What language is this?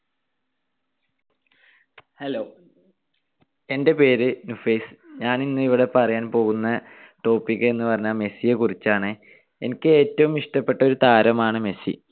Malayalam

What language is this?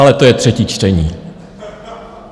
Czech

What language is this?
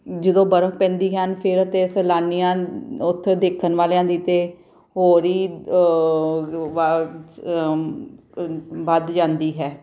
Punjabi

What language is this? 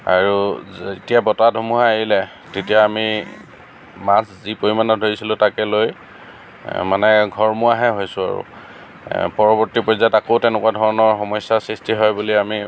Assamese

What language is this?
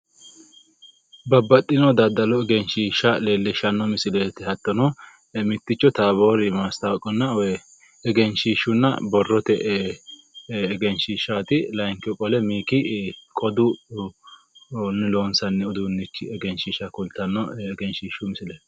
Sidamo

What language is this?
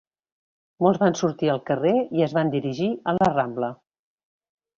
Catalan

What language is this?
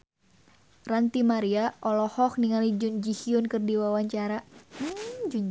Sundanese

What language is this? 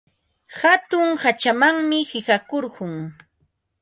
Ambo-Pasco Quechua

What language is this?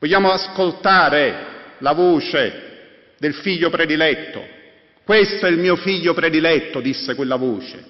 Italian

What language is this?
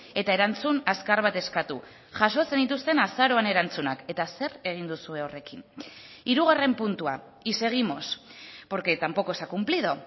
Basque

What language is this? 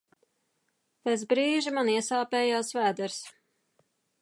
Latvian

